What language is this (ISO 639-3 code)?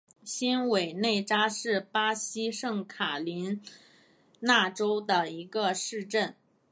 zho